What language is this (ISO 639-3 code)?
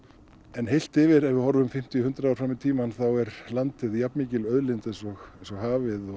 isl